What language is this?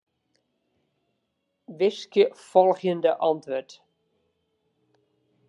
Western Frisian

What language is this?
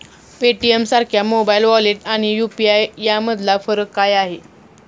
Marathi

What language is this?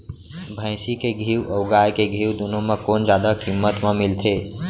Chhattisgarhi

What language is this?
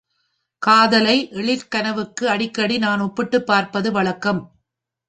Tamil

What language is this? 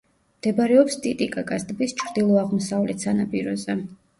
Georgian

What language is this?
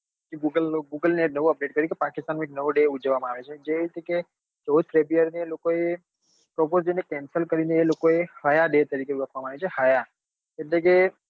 Gujarati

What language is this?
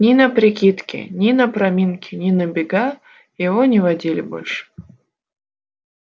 Russian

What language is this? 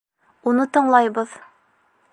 Bashkir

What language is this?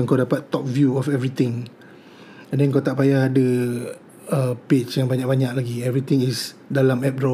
Malay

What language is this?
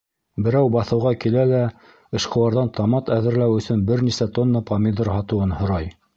Bashkir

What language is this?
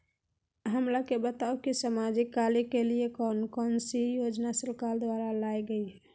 Magahi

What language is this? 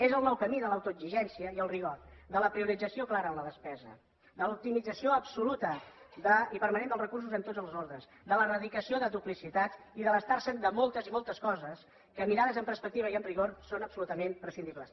Catalan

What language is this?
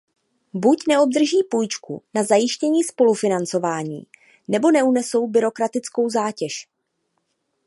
Czech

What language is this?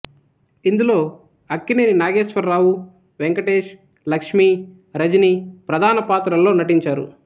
Telugu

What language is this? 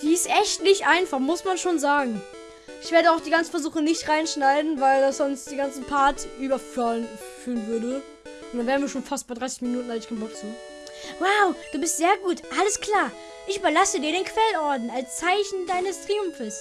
German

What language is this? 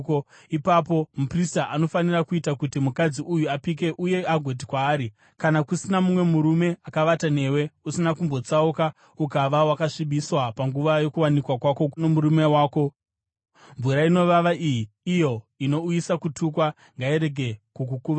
Shona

